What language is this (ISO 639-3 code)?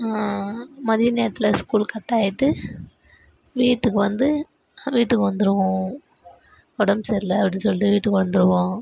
tam